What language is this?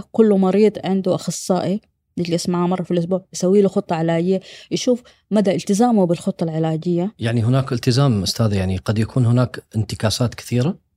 Arabic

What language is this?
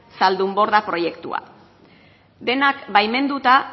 Basque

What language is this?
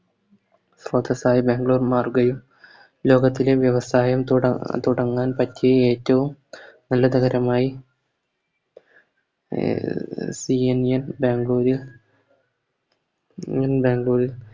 Malayalam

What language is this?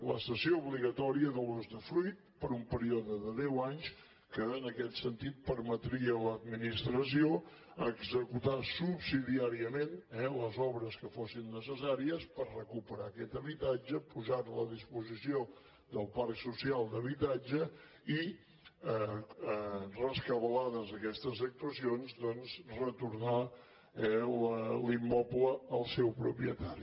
Catalan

